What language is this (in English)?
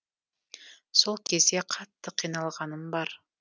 Kazakh